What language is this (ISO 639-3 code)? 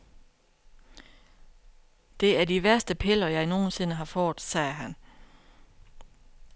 dan